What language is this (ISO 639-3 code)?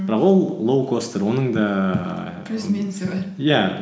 kaz